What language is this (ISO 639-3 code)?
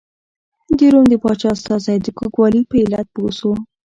pus